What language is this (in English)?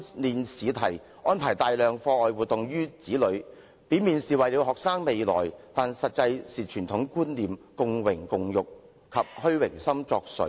Cantonese